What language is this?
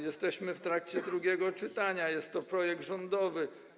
Polish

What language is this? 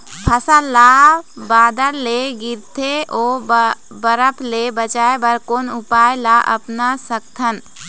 Chhattisgarhi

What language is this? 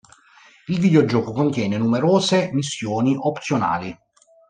Italian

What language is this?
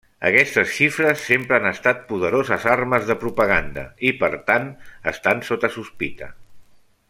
Catalan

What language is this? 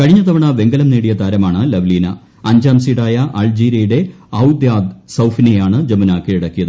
Malayalam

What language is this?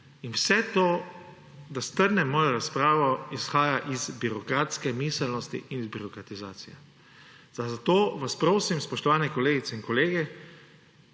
Slovenian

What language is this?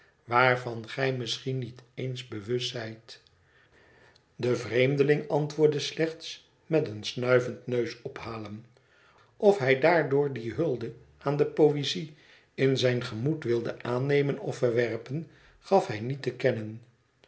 Dutch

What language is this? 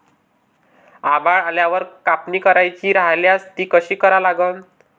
Marathi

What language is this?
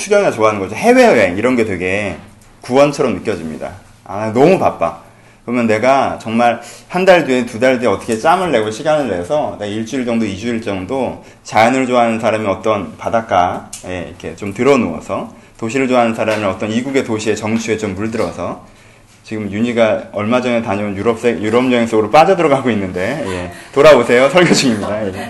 Korean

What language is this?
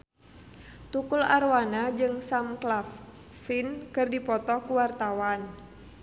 Sundanese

